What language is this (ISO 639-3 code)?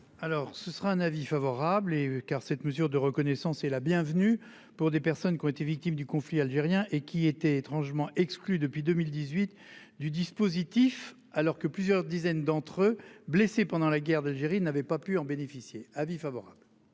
fra